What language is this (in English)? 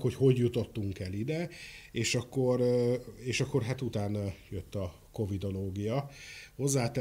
Hungarian